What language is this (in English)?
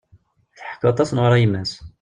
Kabyle